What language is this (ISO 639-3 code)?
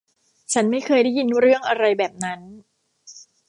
tha